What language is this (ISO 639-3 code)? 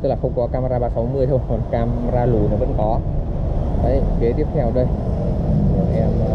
vie